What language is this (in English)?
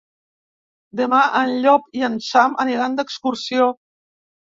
Catalan